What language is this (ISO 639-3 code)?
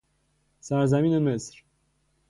fas